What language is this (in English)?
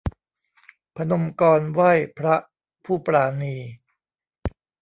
Thai